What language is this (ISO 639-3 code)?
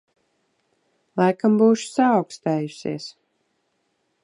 lav